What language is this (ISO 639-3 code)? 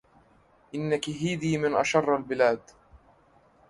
ara